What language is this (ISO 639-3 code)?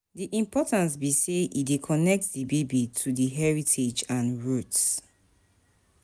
pcm